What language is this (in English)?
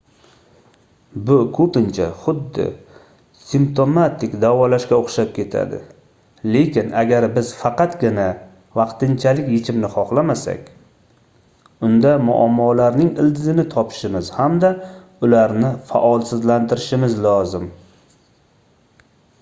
Uzbek